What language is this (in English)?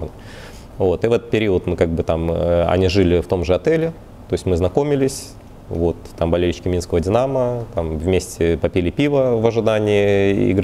Russian